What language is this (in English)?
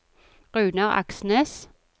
Norwegian